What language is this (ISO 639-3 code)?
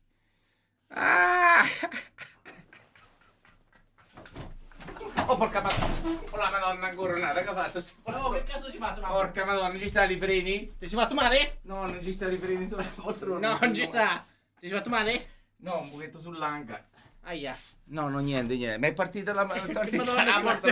ita